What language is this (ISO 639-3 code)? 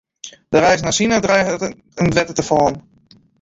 fry